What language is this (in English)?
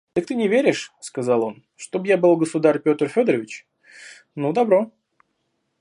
Russian